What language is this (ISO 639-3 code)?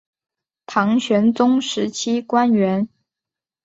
zho